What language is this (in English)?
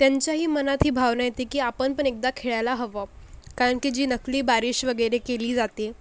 Marathi